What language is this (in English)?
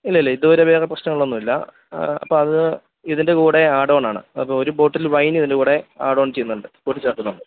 Malayalam